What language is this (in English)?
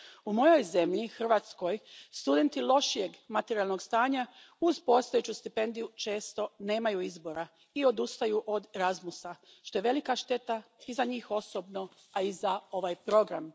Croatian